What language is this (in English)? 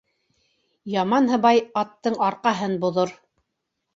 Bashkir